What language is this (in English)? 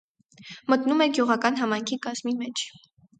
Armenian